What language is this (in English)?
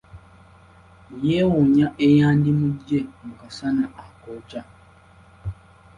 Ganda